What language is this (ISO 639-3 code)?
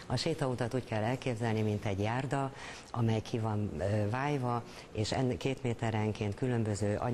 hun